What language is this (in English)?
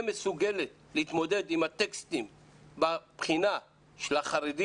Hebrew